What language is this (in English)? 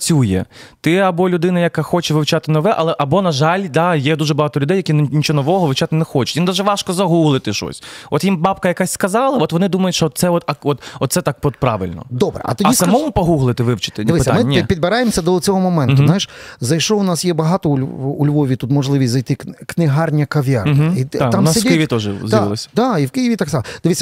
Ukrainian